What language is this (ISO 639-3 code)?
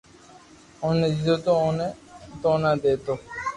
lrk